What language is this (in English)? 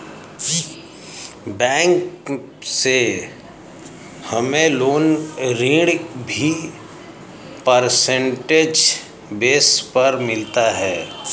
Hindi